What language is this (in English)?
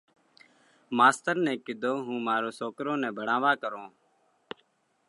Parkari Koli